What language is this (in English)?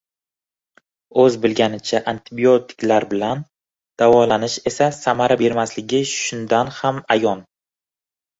Uzbek